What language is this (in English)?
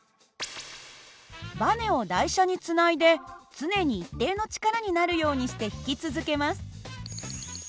Japanese